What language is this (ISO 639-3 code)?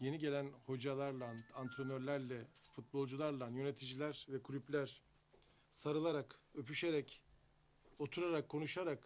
tur